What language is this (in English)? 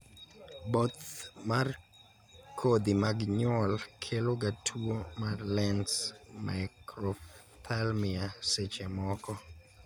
Luo (Kenya and Tanzania)